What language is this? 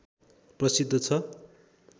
Nepali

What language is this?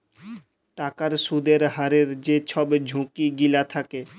Bangla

